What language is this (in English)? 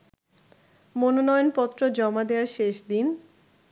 Bangla